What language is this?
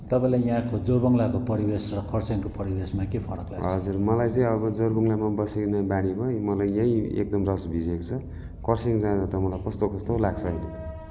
Nepali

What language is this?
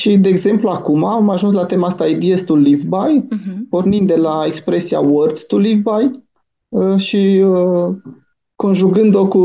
Romanian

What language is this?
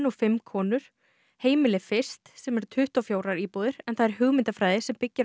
Icelandic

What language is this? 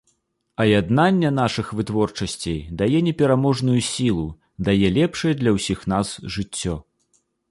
Belarusian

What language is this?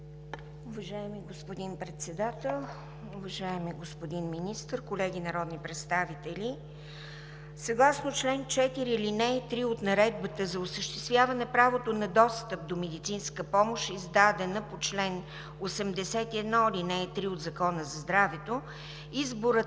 Bulgarian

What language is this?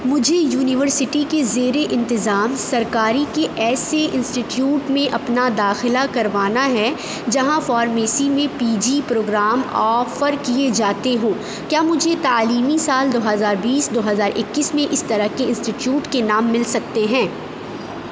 Urdu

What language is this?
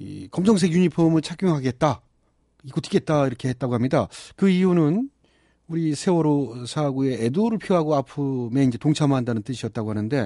Korean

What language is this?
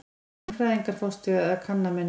Icelandic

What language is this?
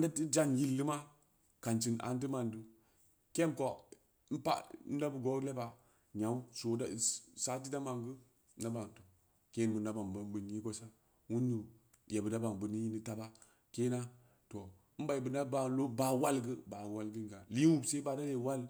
Samba Leko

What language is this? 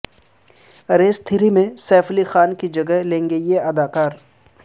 Urdu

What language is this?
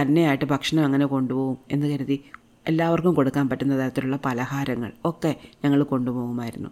Malayalam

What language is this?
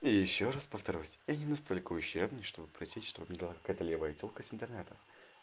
Russian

